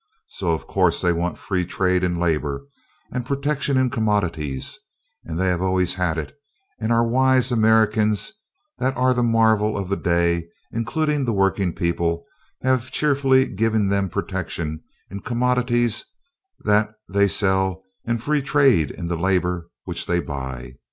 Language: English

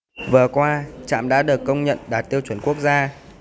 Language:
Vietnamese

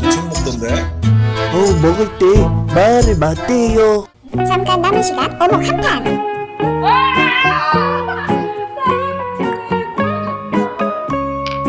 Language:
Korean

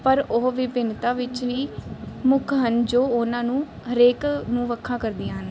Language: Punjabi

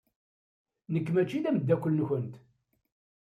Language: Kabyle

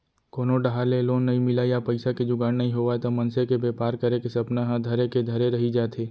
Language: Chhattisgarhi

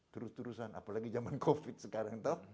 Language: Indonesian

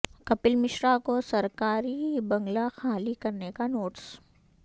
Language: Urdu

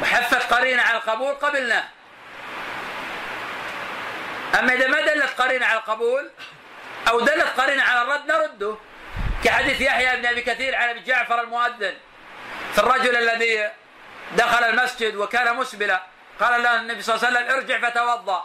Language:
Arabic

